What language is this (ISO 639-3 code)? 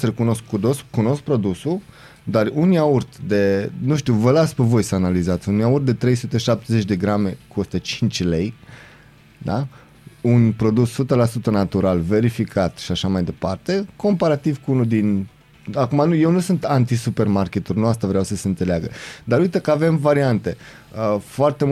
ron